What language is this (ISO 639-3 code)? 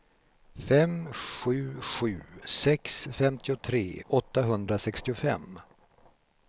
swe